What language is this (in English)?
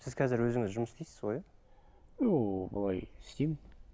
Kazakh